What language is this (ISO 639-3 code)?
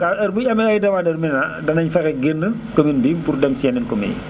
wol